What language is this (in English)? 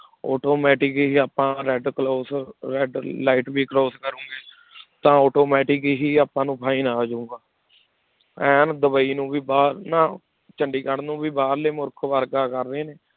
Punjabi